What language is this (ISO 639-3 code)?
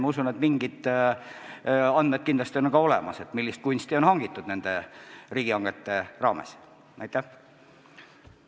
est